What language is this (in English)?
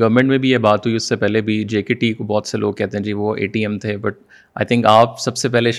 Urdu